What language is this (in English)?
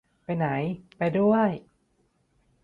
Thai